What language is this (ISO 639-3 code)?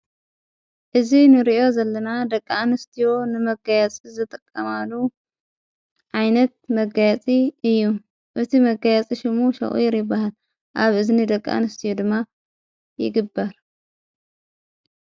tir